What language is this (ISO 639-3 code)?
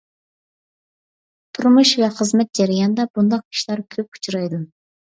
uig